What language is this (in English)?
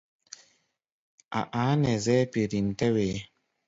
Gbaya